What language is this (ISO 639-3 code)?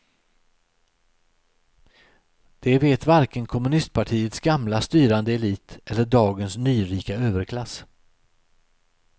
swe